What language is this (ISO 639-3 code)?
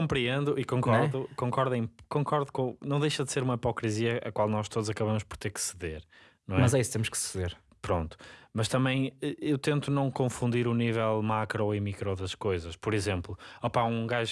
por